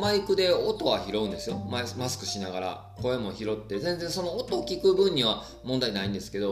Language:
Japanese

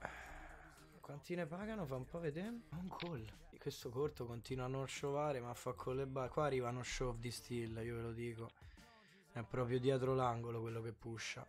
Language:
Italian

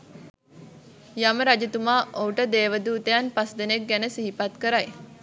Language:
Sinhala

